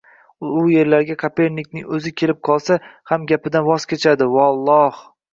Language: Uzbek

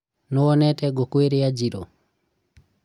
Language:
Kikuyu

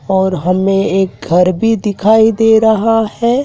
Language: Hindi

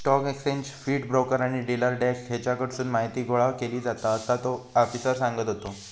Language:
Marathi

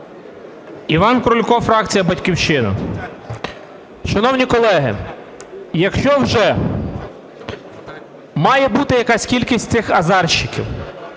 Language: Ukrainian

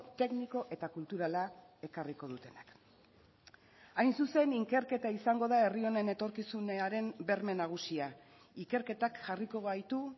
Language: Basque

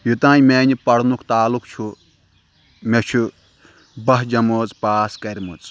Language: Kashmiri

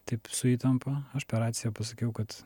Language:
Lithuanian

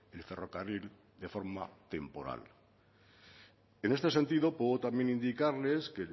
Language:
Spanish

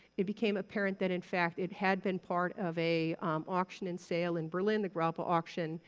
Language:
English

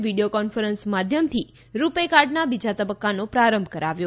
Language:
Gujarati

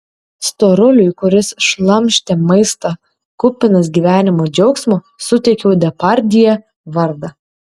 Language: Lithuanian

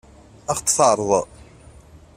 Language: Kabyle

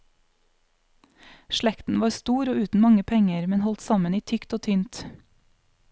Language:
Norwegian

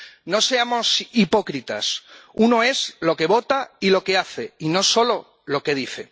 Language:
Spanish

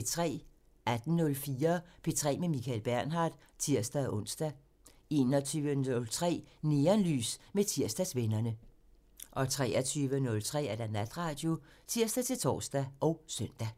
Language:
Danish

